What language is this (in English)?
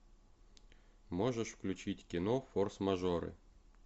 Russian